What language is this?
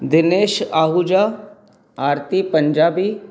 Sindhi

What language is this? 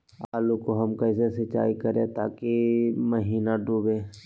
Magahi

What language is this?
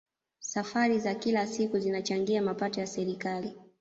Swahili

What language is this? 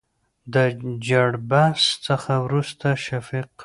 Pashto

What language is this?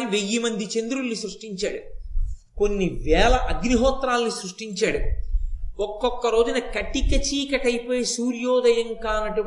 Telugu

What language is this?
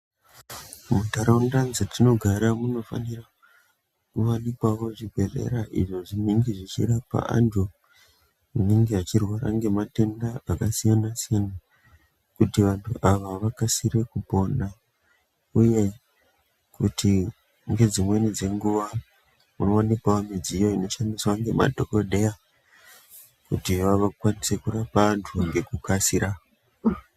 Ndau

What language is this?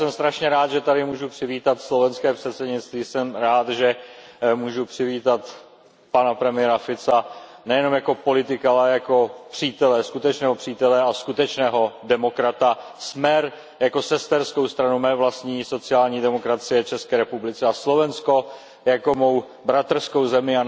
Czech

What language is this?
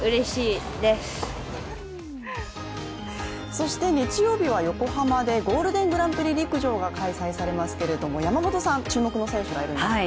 Japanese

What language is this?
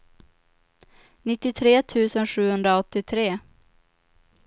Swedish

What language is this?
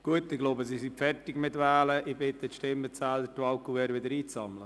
Swiss German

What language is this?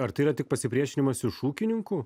Lithuanian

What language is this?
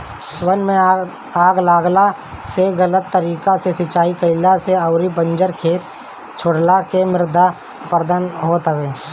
Bhojpuri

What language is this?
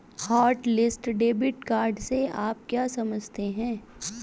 Hindi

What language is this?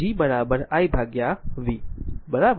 Gujarati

